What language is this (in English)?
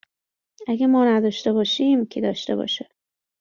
Persian